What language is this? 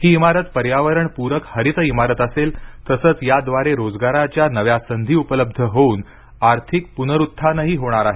Marathi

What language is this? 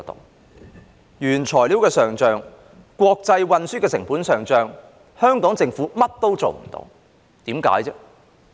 Cantonese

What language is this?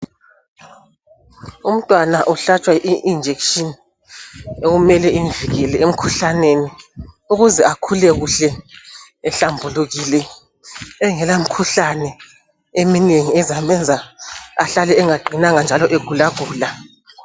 North Ndebele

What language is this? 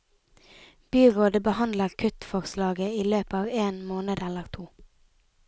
Norwegian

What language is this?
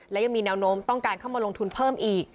Thai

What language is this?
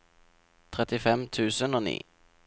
Norwegian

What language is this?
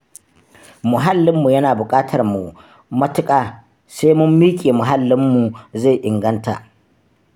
Hausa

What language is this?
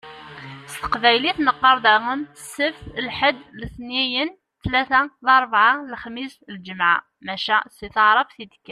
Kabyle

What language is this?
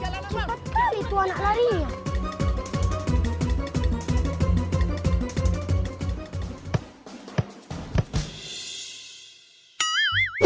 Indonesian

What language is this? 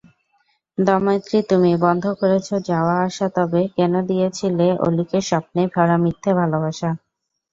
Bangla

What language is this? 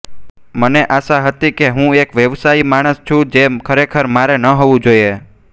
Gujarati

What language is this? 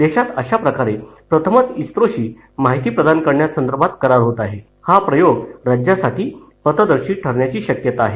Marathi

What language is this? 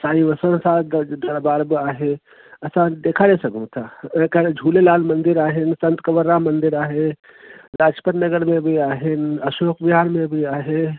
Sindhi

